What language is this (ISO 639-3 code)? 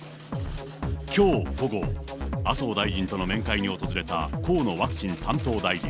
jpn